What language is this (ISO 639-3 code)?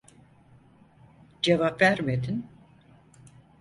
tur